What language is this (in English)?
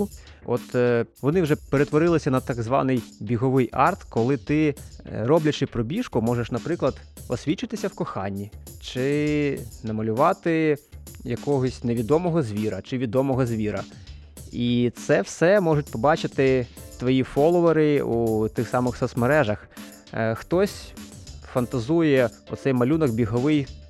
Ukrainian